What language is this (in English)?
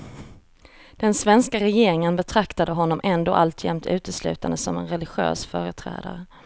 Swedish